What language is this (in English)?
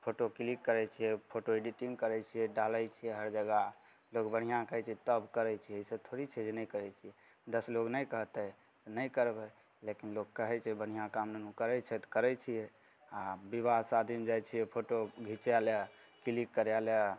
Maithili